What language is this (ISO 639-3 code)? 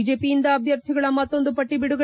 kan